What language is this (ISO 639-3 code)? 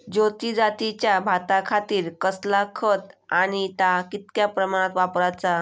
mar